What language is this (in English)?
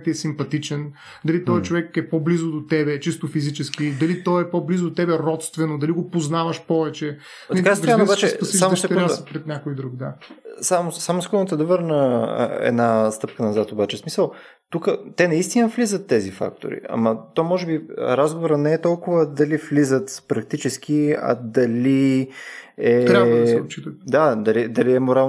Bulgarian